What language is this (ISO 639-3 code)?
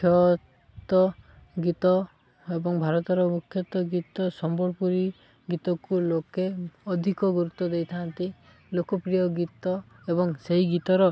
ori